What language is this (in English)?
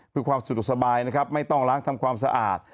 Thai